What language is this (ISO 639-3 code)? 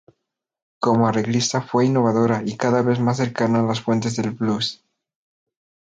spa